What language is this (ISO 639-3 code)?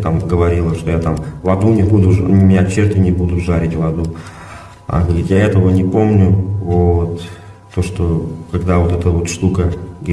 rus